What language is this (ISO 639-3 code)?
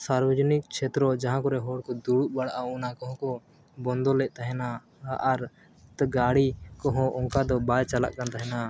sat